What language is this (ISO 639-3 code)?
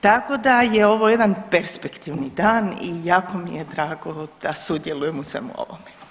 hrv